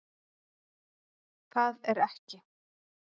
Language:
Icelandic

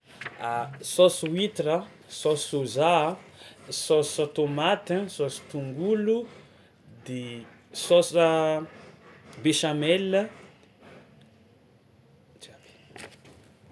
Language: Tsimihety Malagasy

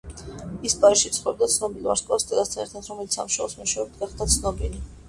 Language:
Georgian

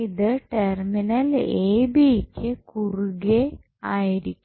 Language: Malayalam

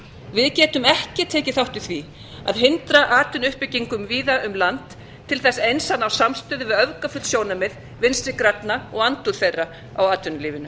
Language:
Icelandic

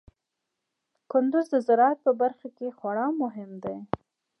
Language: Pashto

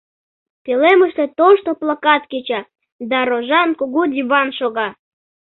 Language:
Mari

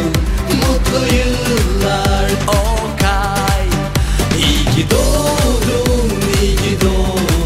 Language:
Turkish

